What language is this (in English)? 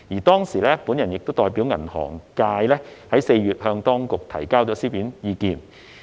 Cantonese